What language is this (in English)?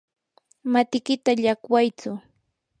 Yanahuanca Pasco Quechua